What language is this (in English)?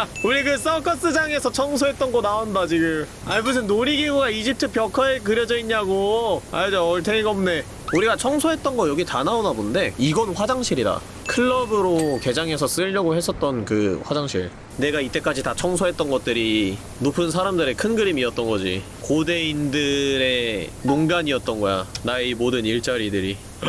Korean